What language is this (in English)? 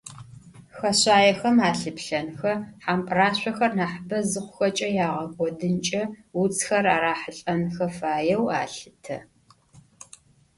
Adyghe